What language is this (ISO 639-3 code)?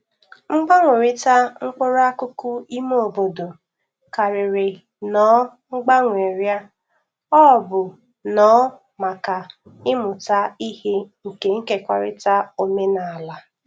ibo